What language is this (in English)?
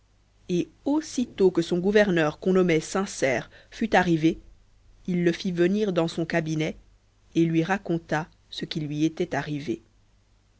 French